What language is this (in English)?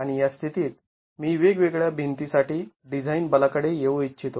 Marathi